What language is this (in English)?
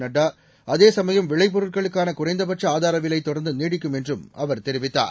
Tamil